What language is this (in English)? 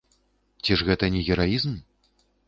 Belarusian